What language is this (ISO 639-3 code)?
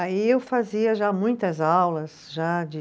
por